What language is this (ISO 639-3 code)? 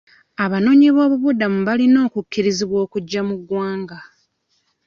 lug